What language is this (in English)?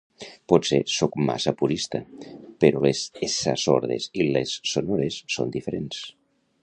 Catalan